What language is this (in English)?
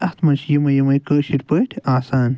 Kashmiri